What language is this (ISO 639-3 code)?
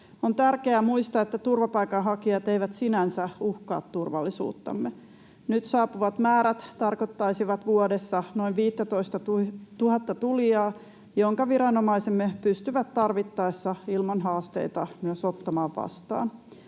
fin